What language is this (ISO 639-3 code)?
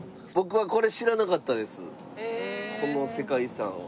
jpn